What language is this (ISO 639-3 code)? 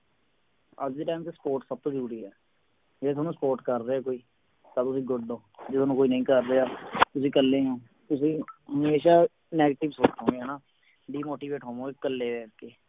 pan